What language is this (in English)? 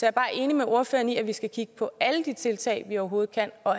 Danish